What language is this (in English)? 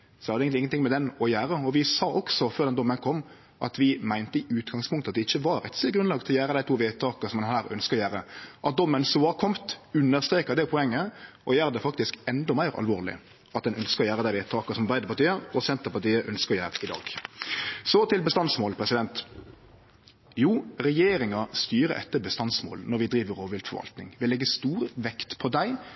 Norwegian Nynorsk